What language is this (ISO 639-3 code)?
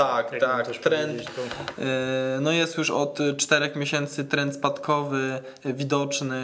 pol